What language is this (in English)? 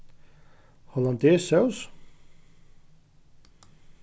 Faroese